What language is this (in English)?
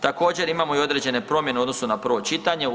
Croatian